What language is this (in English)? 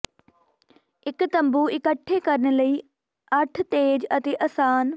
Punjabi